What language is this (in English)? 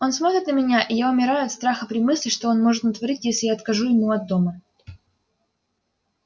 Russian